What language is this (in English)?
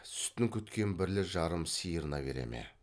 Kazakh